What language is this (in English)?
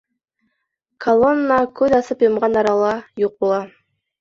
Bashkir